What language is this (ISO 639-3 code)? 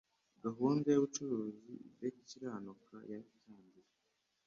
kin